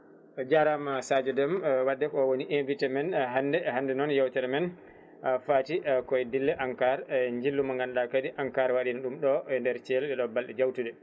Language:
Fula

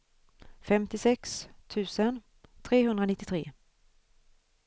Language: Swedish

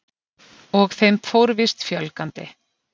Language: Icelandic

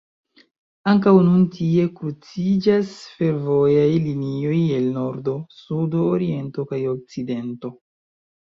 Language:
Esperanto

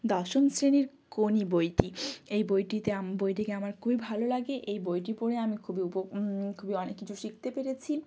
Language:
Bangla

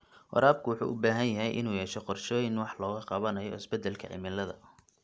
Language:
Somali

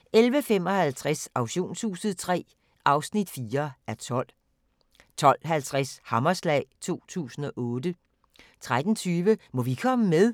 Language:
Danish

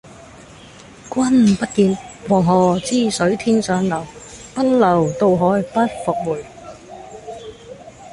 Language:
Cantonese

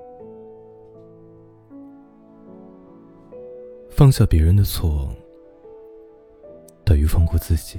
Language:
Chinese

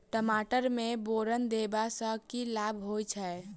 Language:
Maithili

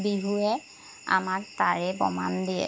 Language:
Assamese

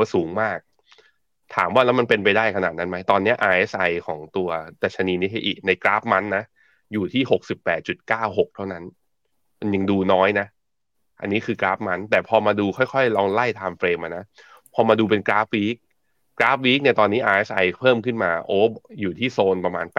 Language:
Thai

